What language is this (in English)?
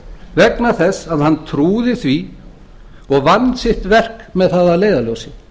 Icelandic